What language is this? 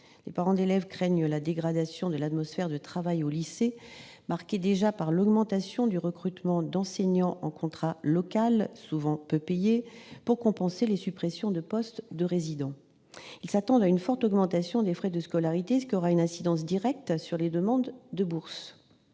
French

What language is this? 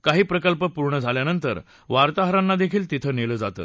Marathi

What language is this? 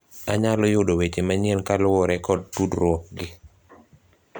Luo (Kenya and Tanzania)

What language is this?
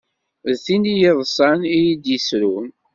Kabyle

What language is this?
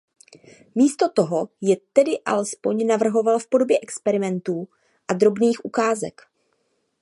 Czech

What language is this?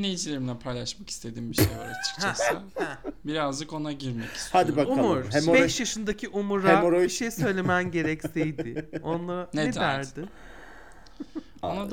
Turkish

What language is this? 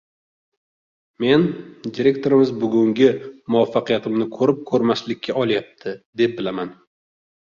Uzbek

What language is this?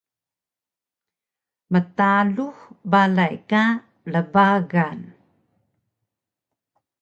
Taroko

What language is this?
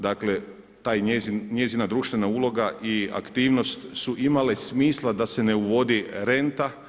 Croatian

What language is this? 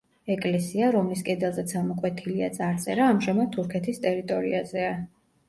Georgian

